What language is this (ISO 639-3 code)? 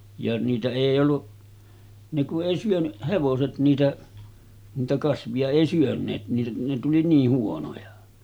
fin